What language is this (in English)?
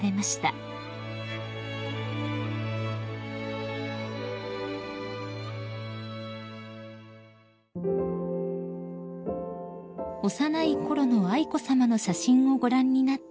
Japanese